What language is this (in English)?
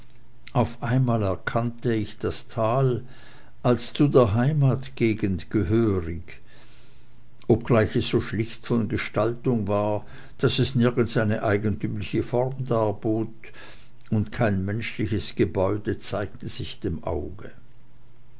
German